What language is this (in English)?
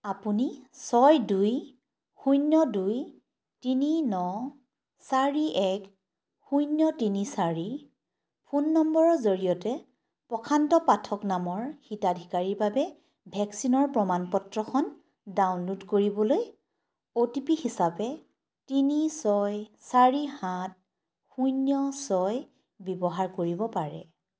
Assamese